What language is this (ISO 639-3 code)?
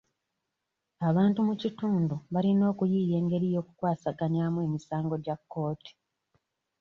lug